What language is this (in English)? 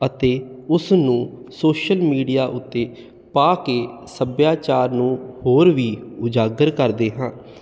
Punjabi